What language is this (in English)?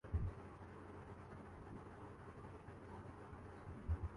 Urdu